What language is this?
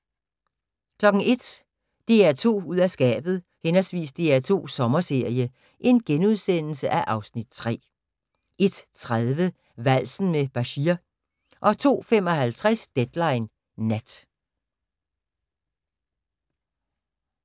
Danish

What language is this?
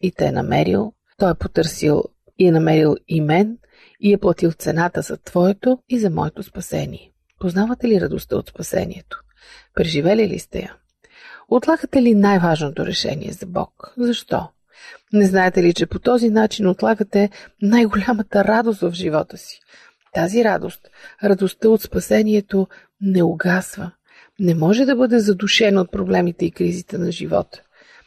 Bulgarian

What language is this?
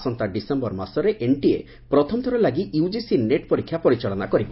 Odia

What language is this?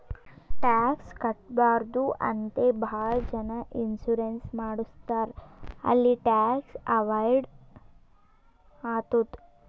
Kannada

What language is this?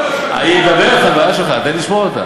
Hebrew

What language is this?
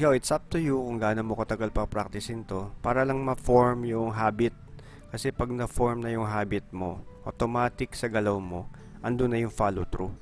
Filipino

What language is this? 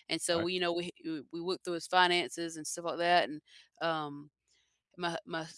English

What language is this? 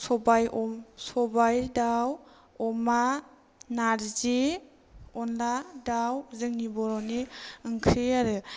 Bodo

